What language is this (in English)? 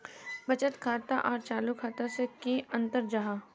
Magahi